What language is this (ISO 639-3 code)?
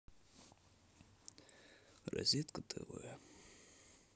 rus